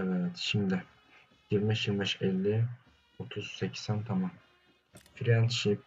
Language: Turkish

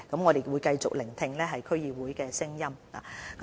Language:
Cantonese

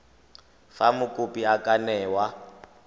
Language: Tswana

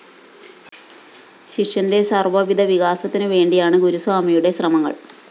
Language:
Malayalam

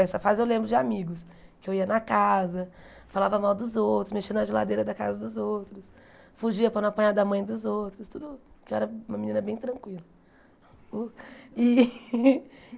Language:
Portuguese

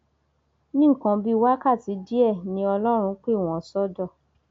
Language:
Yoruba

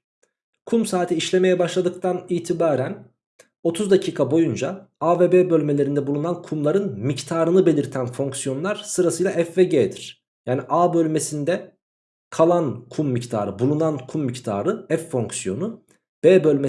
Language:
Turkish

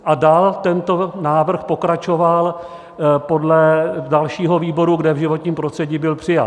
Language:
Czech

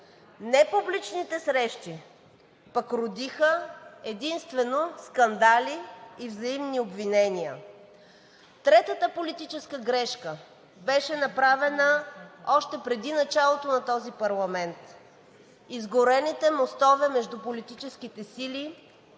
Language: Bulgarian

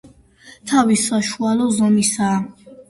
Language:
Georgian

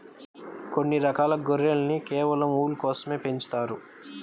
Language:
Telugu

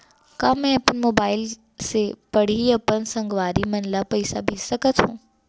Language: Chhattisgarhi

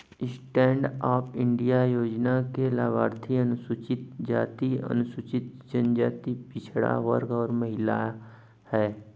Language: Hindi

